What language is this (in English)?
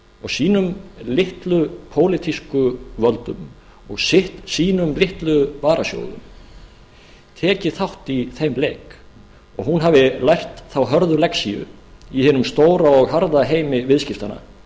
Icelandic